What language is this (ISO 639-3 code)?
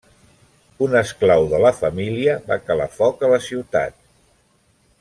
cat